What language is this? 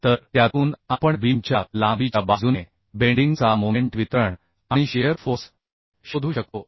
Marathi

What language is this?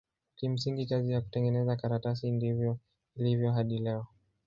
Swahili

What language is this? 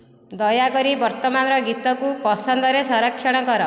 Odia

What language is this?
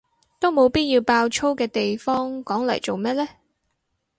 Cantonese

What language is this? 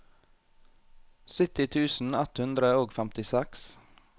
Norwegian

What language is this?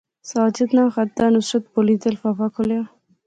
Pahari-Potwari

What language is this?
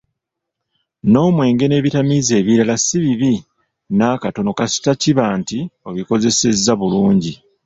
Ganda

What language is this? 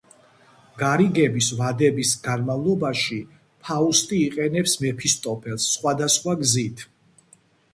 Georgian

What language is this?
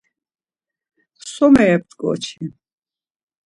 Laz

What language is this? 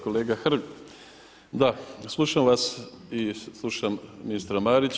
Croatian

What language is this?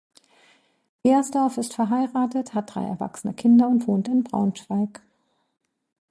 German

